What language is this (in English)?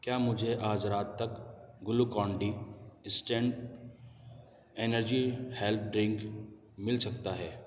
Urdu